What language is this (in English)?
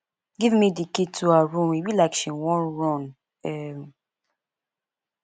Nigerian Pidgin